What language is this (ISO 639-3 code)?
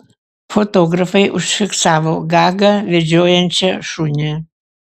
lit